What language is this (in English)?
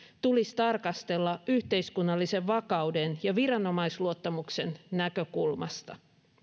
Finnish